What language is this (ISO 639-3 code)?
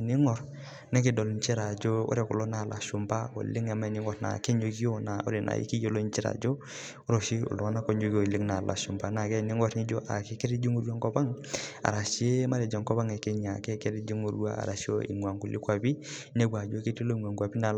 mas